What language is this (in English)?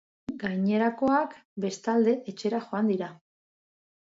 Basque